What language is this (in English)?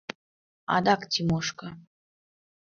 Mari